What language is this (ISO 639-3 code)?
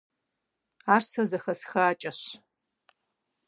kbd